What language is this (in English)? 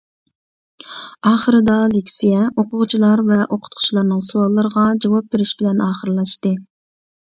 Uyghur